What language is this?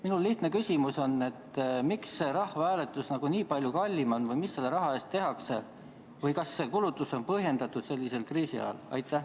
Estonian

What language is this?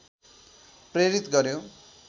Nepali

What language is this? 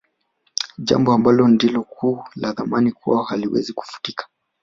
Swahili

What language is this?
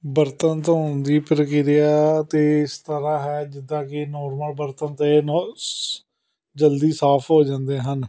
Punjabi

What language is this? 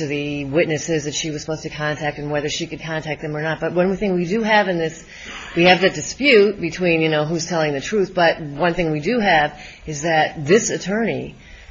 English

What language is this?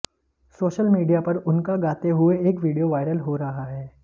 Hindi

